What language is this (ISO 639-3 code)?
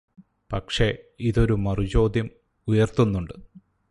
mal